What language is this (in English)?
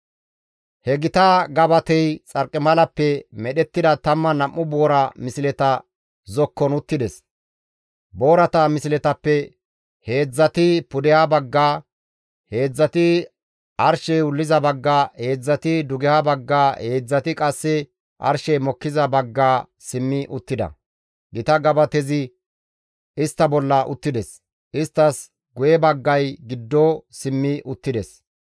Gamo